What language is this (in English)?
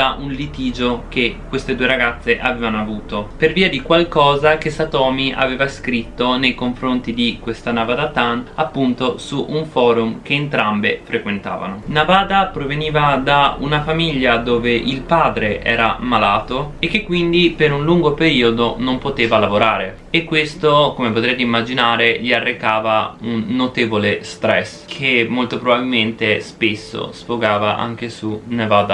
Italian